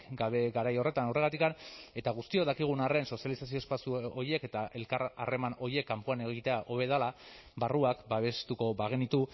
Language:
Basque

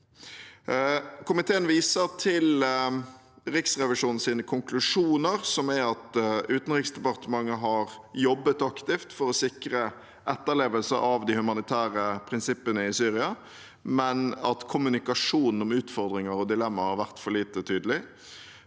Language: Norwegian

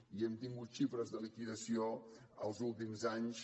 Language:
Catalan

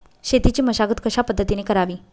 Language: Marathi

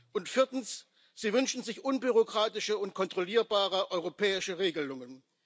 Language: German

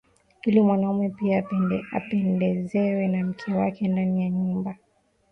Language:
Swahili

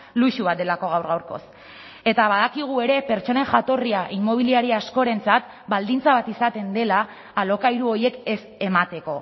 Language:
Basque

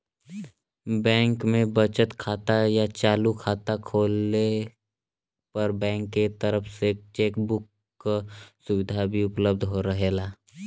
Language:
Bhojpuri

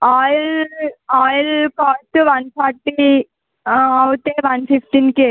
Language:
Telugu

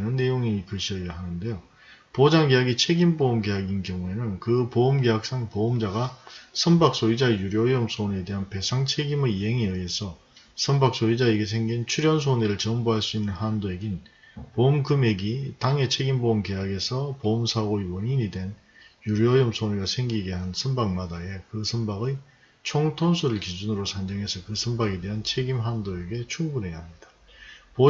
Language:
Korean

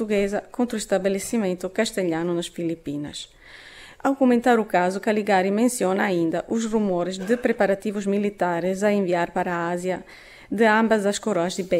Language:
Portuguese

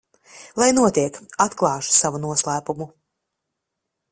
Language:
Latvian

